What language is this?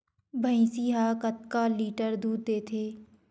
Chhattisgarhi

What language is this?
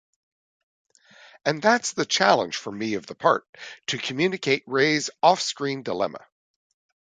English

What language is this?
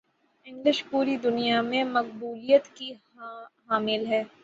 Urdu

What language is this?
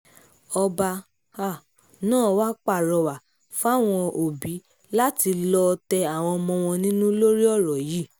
Yoruba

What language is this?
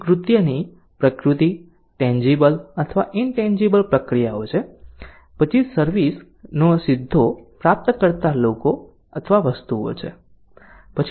Gujarati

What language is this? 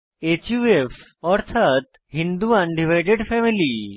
Bangla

